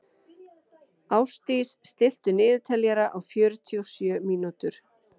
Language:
Icelandic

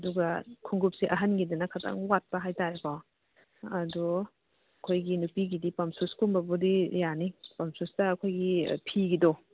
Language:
Manipuri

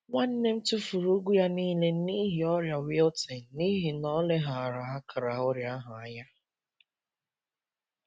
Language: Igbo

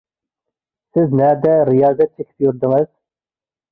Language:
Uyghur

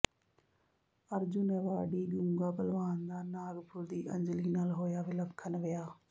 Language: Punjabi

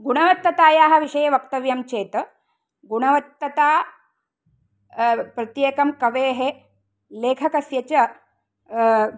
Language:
Sanskrit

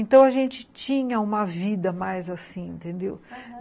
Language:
Portuguese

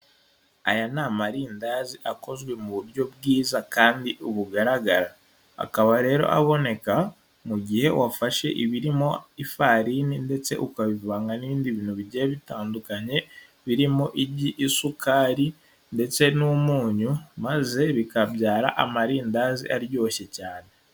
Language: Kinyarwanda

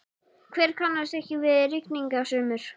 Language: Icelandic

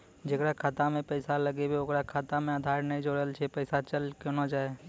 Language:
Maithili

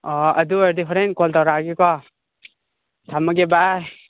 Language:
Manipuri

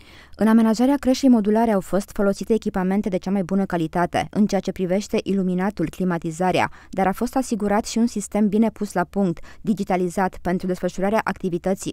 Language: Romanian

